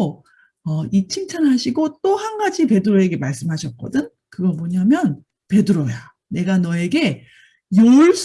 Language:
Korean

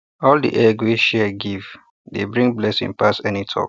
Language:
Nigerian Pidgin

